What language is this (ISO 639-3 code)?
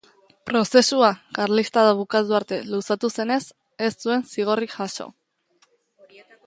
eus